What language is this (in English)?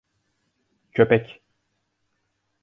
Turkish